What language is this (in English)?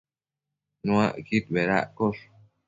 Matsés